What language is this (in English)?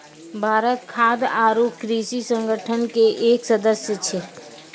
Maithili